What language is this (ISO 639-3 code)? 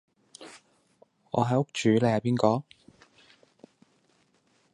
yue